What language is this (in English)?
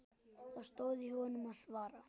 Icelandic